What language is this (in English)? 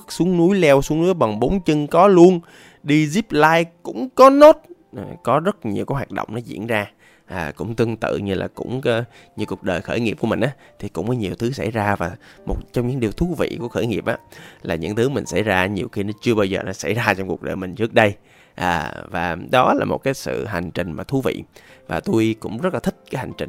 Vietnamese